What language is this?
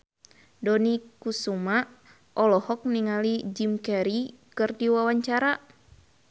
Sundanese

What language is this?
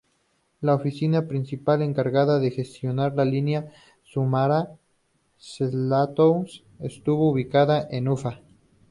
Spanish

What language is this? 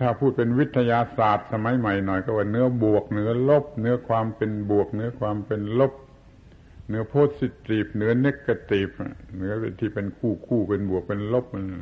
Thai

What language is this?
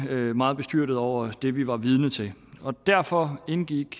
Danish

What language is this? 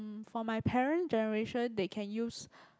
English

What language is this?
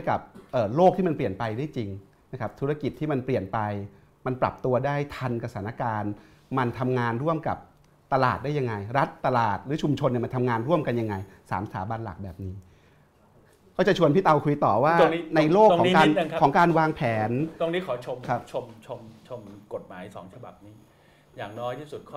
Thai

